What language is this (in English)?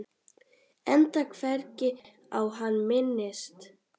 Icelandic